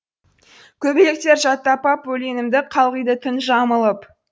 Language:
Kazakh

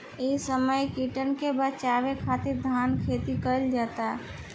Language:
Bhojpuri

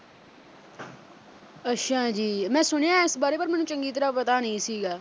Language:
Punjabi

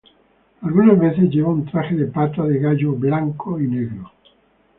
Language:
Spanish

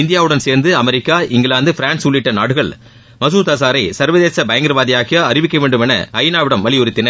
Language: Tamil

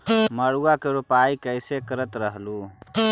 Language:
Magahi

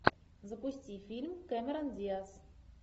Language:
Russian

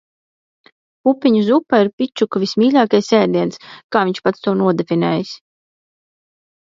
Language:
Latvian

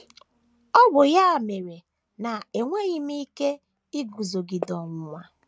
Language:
Igbo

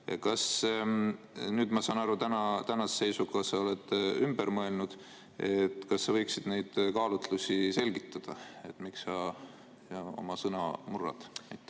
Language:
Estonian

